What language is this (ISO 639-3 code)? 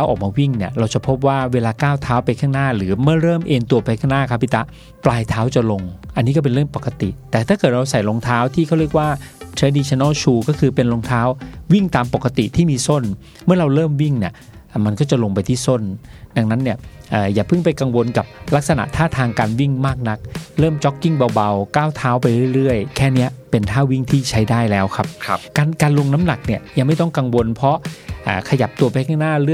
tha